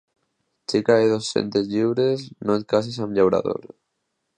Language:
Catalan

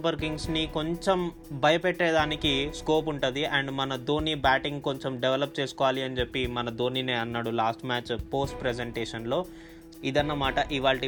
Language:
Telugu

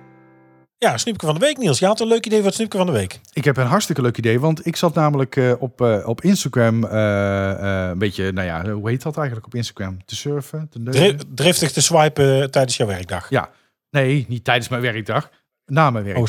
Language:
Dutch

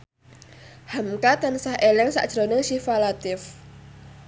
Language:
Javanese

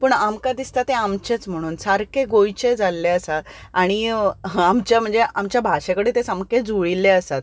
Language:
Konkani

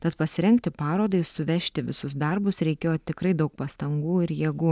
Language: Lithuanian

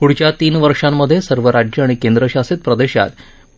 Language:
Marathi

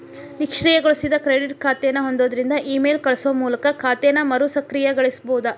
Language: Kannada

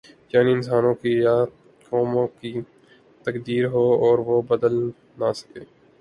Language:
Urdu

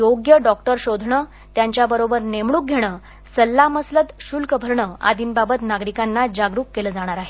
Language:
Marathi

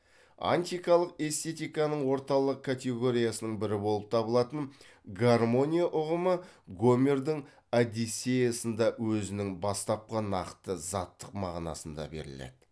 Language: Kazakh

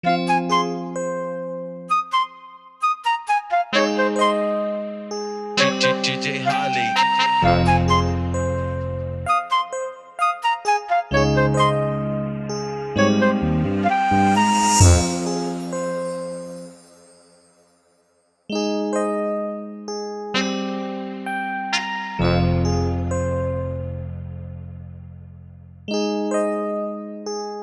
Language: Indonesian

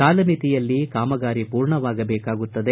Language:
Kannada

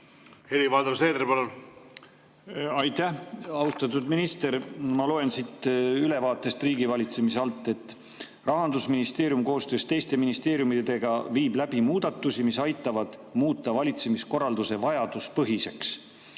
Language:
Estonian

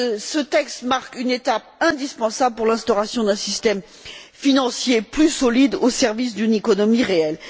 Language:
French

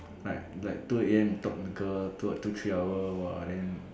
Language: English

